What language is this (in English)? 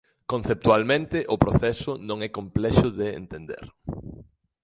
Galician